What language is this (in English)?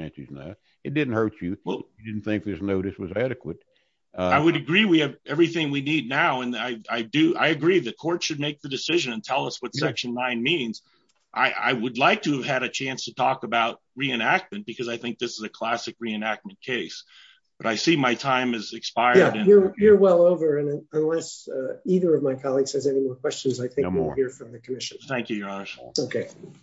English